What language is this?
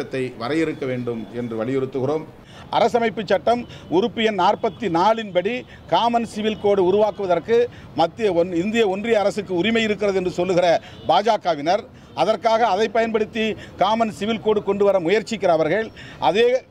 Tamil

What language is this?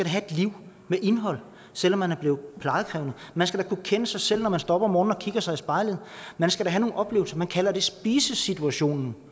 Danish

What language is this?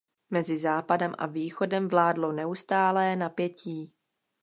Czech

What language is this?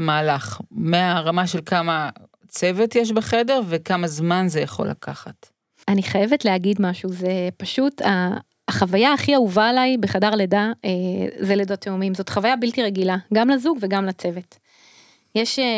Hebrew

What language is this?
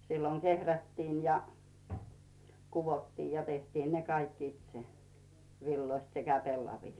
Finnish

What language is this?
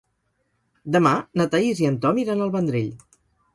Catalan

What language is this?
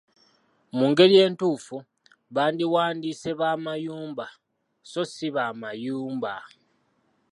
Ganda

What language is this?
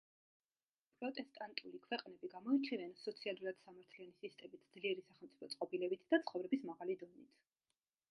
Georgian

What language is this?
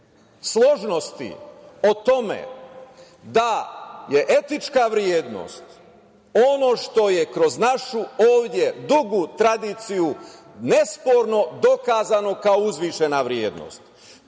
Serbian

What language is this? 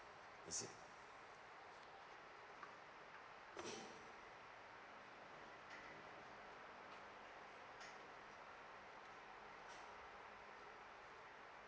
English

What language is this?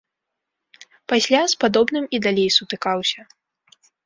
Belarusian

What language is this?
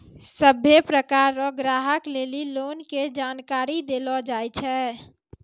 Maithili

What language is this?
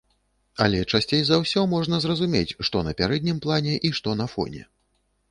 Belarusian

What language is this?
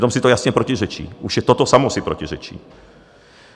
Czech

